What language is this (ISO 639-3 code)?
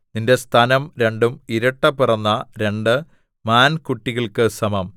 mal